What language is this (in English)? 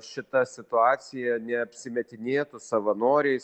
Lithuanian